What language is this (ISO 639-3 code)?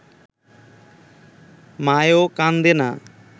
ben